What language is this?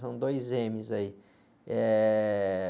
Portuguese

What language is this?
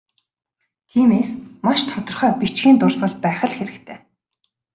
Mongolian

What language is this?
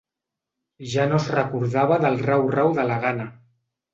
Catalan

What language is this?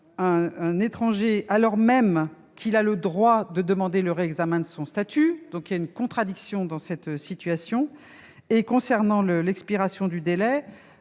French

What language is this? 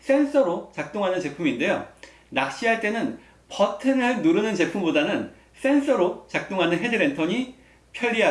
Korean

